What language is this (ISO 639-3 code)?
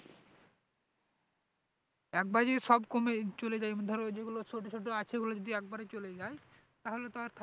ben